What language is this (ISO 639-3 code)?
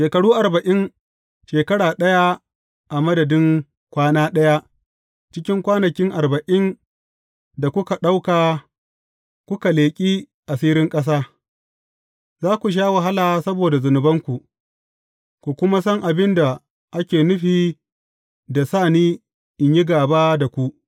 hau